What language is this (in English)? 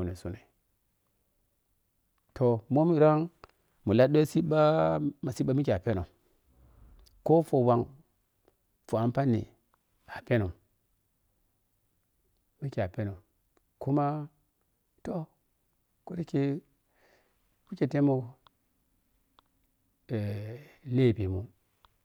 Piya-Kwonci